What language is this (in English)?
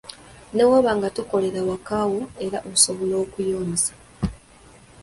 Ganda